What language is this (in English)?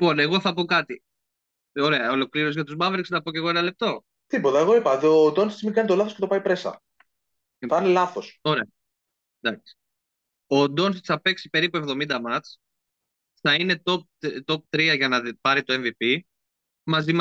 Greek